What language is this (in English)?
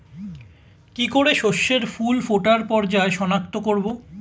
Bangla